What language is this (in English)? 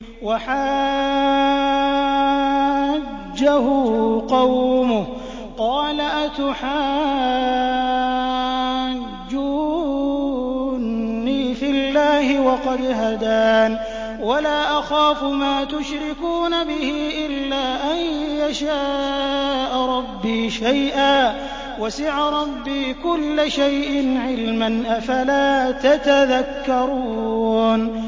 Arabic